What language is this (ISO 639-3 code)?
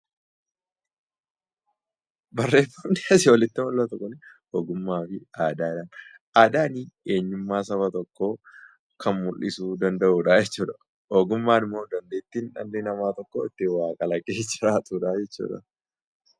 orm